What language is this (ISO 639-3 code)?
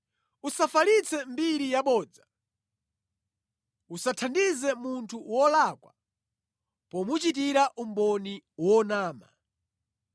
nya